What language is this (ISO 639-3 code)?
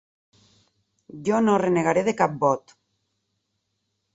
cat